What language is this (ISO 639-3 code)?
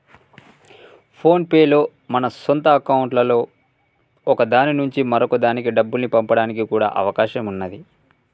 tel